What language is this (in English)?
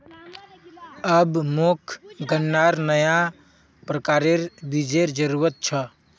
Magahi